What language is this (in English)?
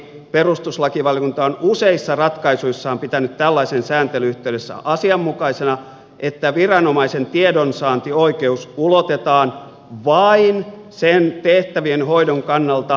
Finnish